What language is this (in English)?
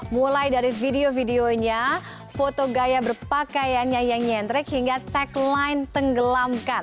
Indonesian